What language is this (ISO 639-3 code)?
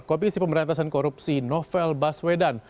ind